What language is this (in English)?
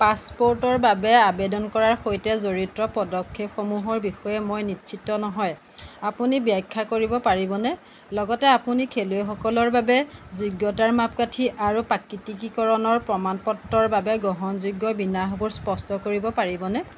Assamese